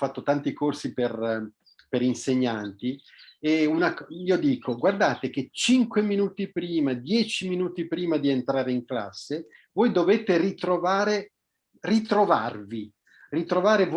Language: Italian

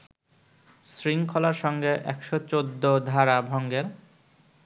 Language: Bangla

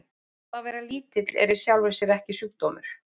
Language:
Icelandic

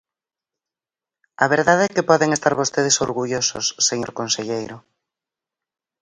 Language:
Galician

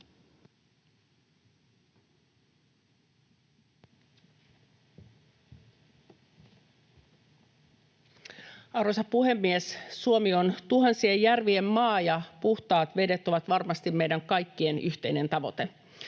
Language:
Finnish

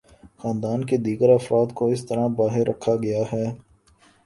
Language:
Urdu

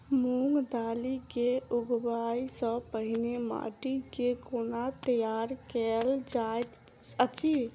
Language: Maithili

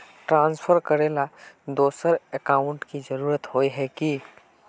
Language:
Magahi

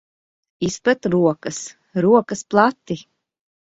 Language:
Latvian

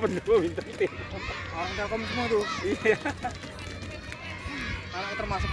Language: Indonesian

